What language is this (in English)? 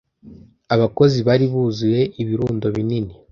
Kinyarwanda